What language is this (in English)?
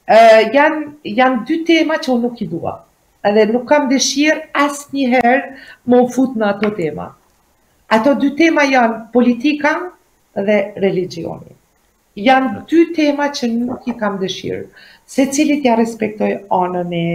Portuguese